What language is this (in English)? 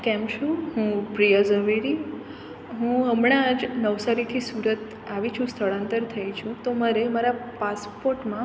Gujarati